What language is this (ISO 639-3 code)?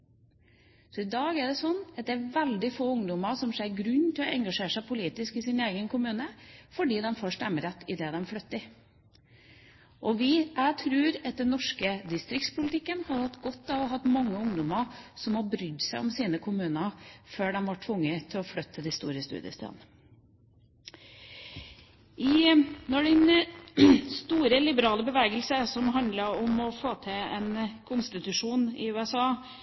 nob